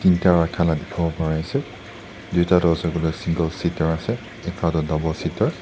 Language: Naga Pidgin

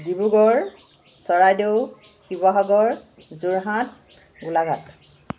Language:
Assamese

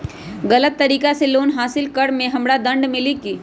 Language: Magahi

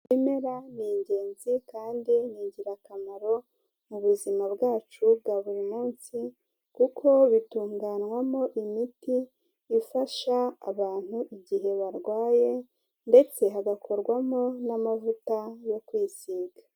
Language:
Kinyarwanda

